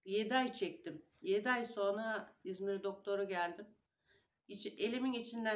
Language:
Turkish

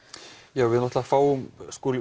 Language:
Icelandic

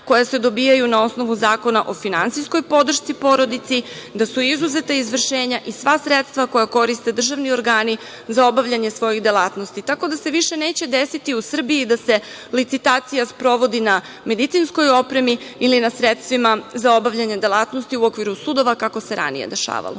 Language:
Serbian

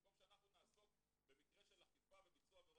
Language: Hebrew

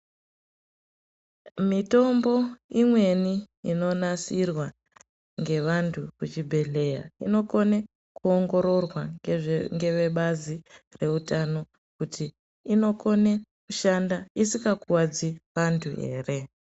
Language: Ndau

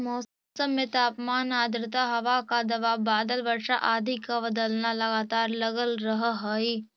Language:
Magahi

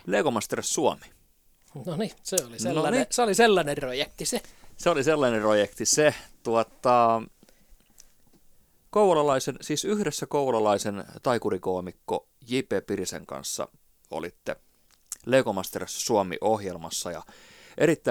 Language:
Finnish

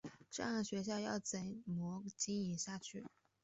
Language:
Chinese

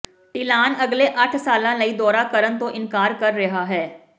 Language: Punjabi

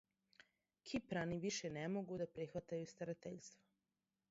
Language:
Serbian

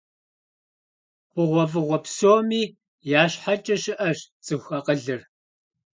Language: Kabardian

